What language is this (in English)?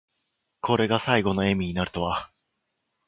Japanese